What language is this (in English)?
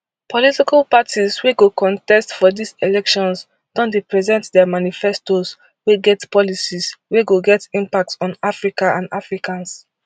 Nigerian Pidgin